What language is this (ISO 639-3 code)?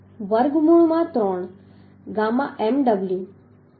guj